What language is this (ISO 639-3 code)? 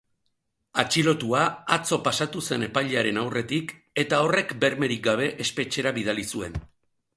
eus